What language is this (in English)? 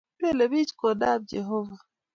Kalenjin